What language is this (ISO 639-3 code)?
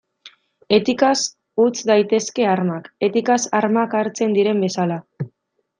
eus